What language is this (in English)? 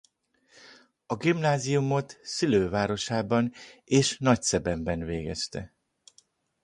Hungarian